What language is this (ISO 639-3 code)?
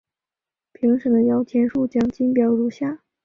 zho